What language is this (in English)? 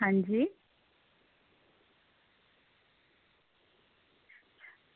Dogri